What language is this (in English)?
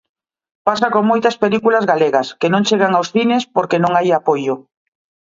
Galician